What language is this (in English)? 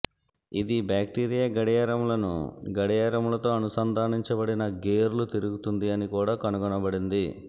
Telugu